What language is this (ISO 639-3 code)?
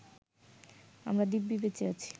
ben